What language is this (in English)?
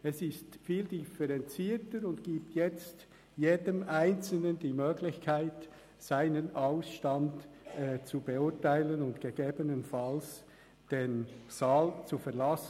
Swiss German